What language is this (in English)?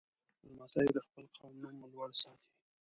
Pashto